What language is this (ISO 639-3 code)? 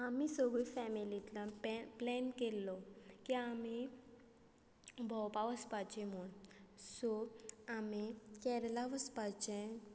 kok